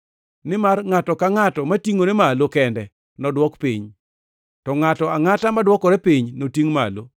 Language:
Luo (Kenya and Tanzania)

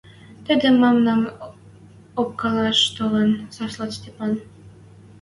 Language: Western Mari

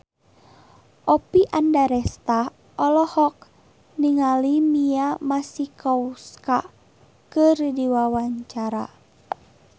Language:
Sundanese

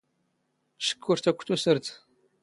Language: Standard Moroccan Tamazight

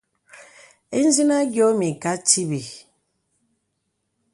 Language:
Bebele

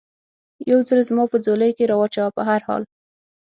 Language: Pashto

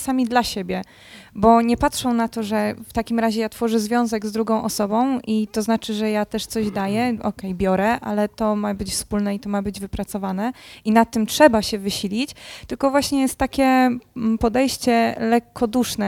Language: Polish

